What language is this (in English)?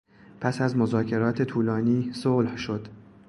Persian